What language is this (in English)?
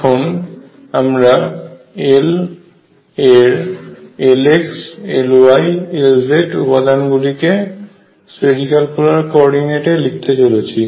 Bangla